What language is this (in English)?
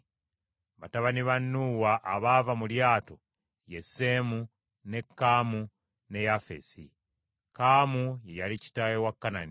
Ganda